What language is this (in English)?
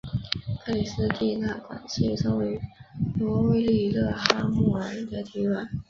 Chinese